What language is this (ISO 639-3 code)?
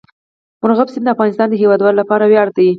pus